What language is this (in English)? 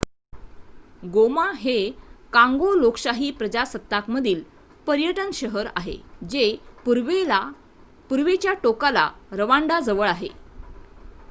Marathi